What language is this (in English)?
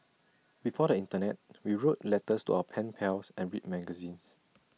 English